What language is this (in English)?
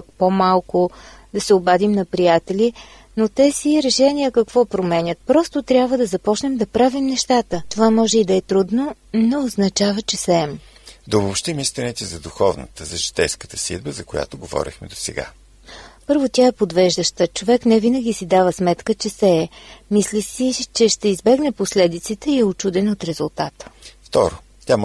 Bulgarian